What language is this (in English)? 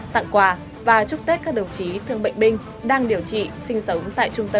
Vietnamese